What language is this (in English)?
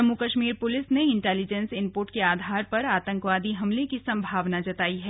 Hindi